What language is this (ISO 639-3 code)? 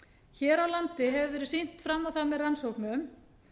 isl